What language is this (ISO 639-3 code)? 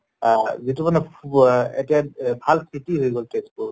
asm